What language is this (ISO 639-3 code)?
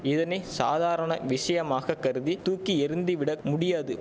tam